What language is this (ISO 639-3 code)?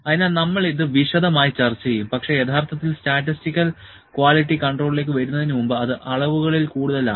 mal